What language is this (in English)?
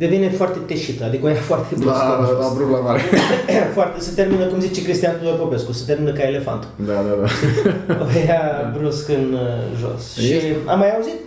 Romanian